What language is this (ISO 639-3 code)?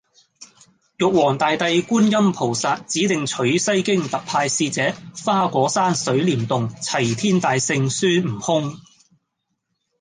yue